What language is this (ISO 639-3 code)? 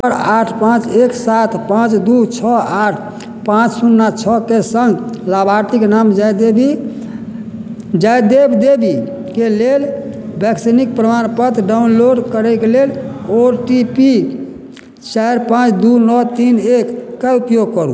mai